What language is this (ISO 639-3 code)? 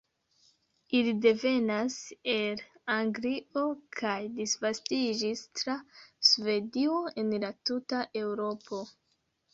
epo